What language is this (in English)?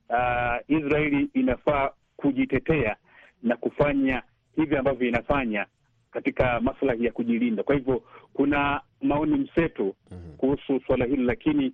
Swahili